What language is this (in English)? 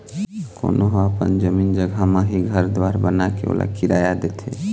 Chhattisgarhi